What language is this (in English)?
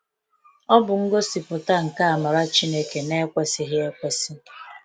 Igbo